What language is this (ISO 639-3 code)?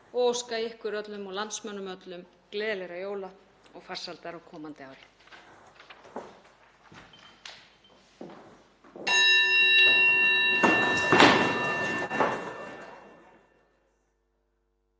isl